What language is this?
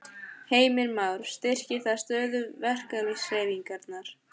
Icelandic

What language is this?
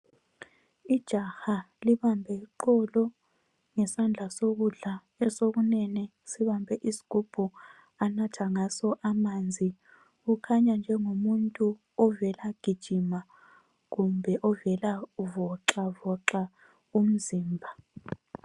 North Ndebele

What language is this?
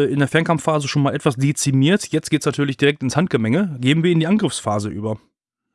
German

